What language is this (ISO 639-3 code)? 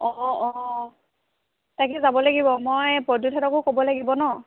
asm